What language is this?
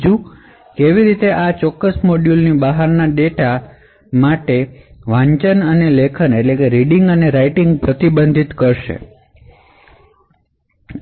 Gujarati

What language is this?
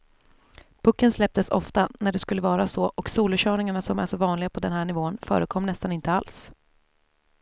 Swedish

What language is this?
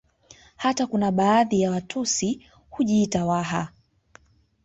Swahili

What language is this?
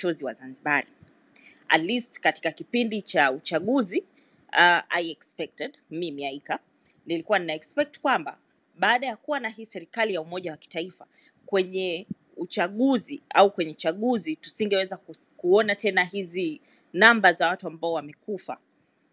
Swahili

